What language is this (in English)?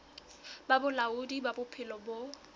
Southern Sotho